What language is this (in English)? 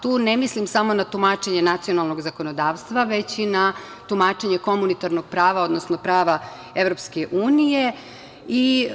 Serbian